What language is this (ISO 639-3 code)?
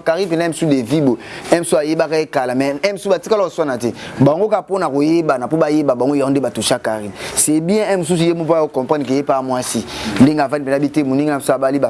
fra